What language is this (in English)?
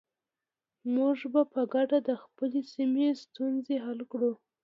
Pashto